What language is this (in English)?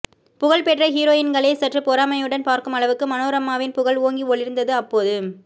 Tamil